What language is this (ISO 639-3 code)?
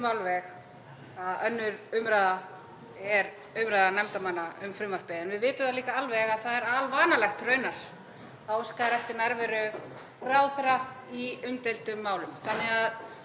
isl